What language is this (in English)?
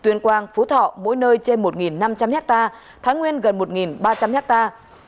Vietnamese